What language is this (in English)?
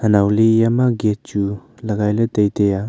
Wancho Naga